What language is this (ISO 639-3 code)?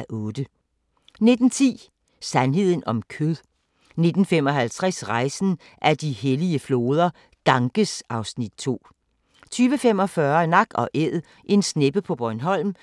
dan